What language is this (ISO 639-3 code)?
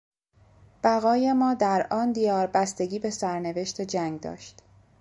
fas